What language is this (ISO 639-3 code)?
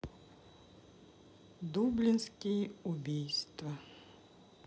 rus